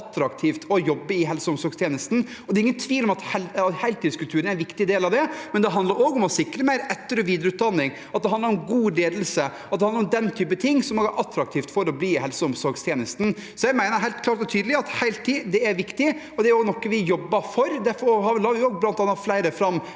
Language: Norwegian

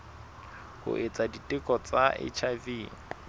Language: Southern Sotho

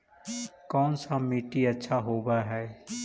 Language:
Magahi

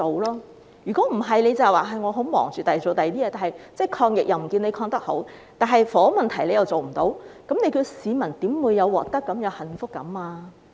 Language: Cantonese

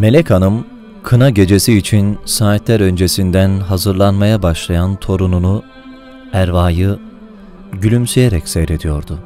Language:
Turkish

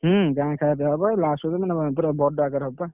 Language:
Odia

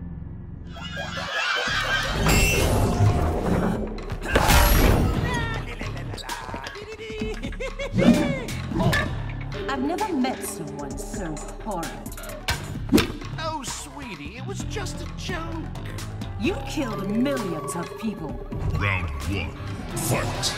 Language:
English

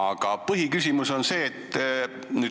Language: Estonian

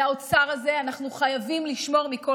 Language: Hebrew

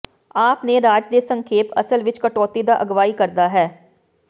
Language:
Punjabi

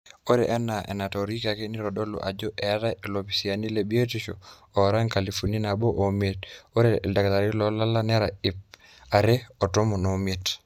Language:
Masai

